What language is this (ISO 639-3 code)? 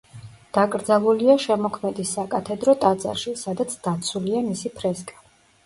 kat